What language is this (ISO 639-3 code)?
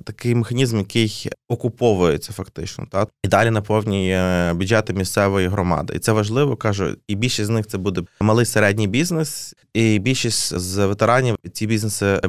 ukr